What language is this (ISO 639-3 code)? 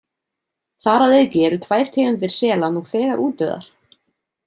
isl